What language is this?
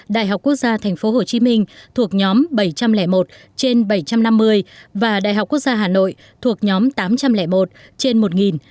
Vietnamese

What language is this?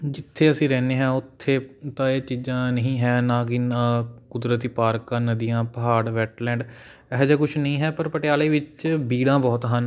Punjabi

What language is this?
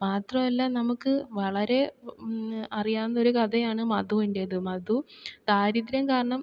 Malayalam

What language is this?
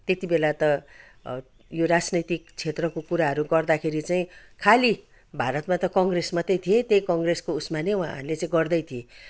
Nepali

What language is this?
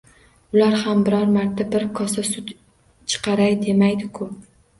Uzbek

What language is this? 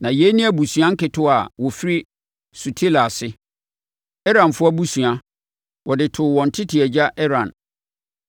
Akan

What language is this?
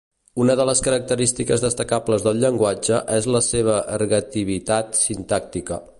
Catalan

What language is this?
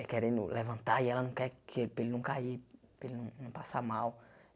Portuguese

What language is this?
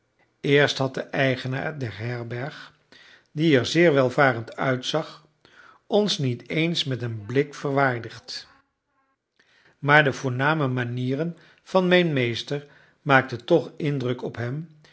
Dutch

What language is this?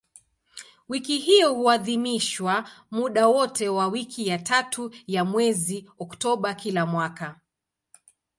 Swahili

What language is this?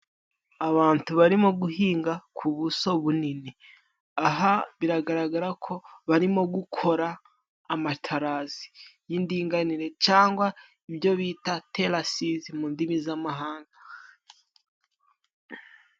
Kinyarwanda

